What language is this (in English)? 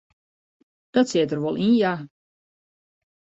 Western Frisian